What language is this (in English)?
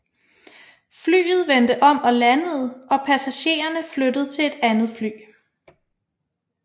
Danish